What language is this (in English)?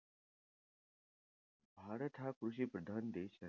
Marathi